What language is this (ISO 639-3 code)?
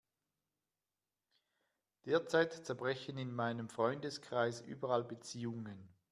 deu